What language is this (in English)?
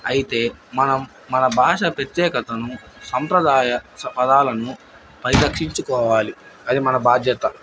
Telugu